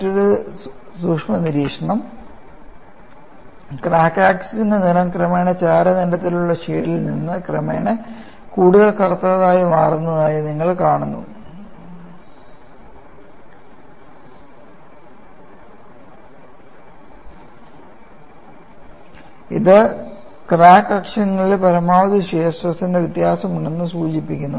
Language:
Malayalam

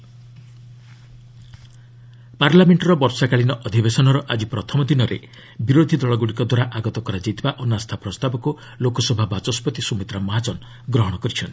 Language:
Odia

